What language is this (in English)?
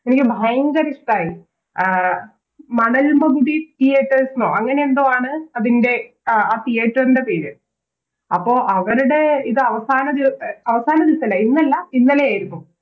Malayalam